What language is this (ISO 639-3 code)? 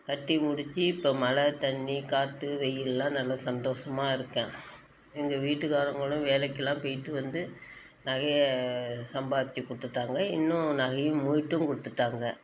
tam